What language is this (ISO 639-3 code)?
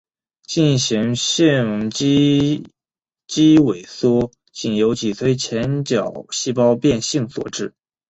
zho